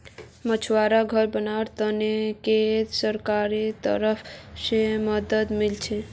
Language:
Magahi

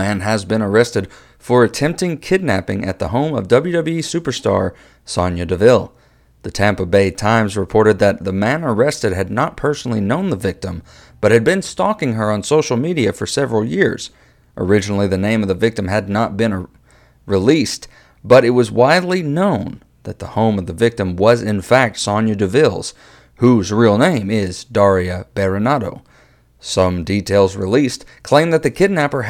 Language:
English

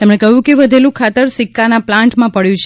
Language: Gujarati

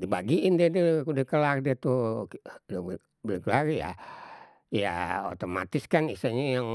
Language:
Betawi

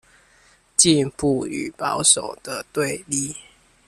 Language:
Chinese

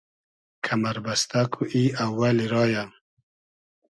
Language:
Hazaragi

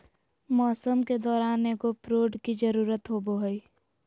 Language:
Magahi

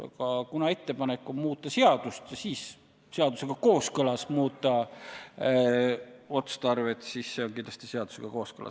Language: Estonian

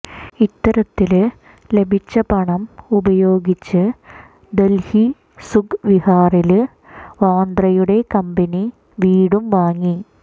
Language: Malayalam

